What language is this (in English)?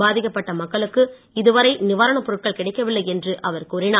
Tamil